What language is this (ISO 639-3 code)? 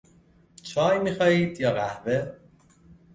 fas